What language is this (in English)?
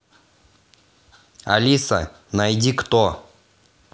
Russian